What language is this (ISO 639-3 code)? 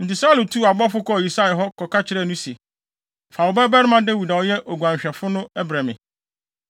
aka